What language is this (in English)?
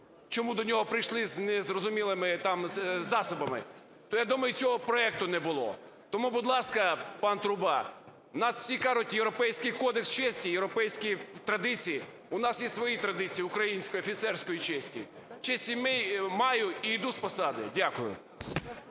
Ukrainian